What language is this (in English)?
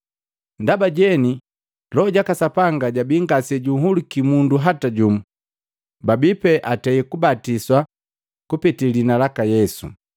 Matengo